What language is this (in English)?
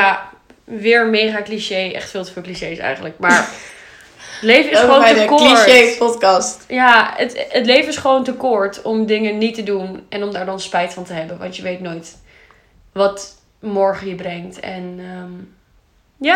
Dutch